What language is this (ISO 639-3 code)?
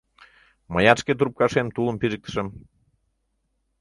chm